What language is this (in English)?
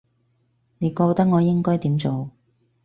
Cantonese